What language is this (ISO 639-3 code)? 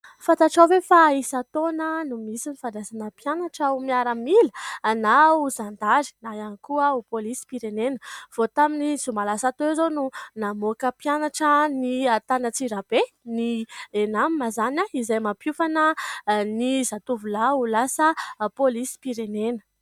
mlg